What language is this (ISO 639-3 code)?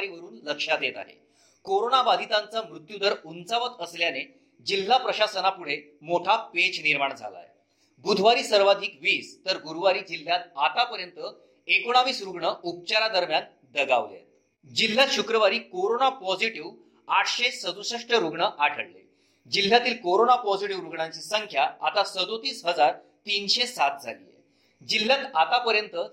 mar